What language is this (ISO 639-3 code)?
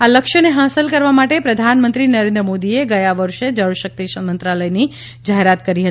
guj